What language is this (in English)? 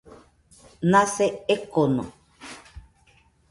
Nüpode Huitoto